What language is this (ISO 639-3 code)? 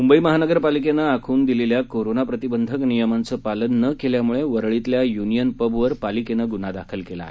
mar